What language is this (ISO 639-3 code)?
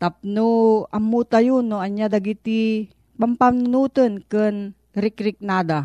fil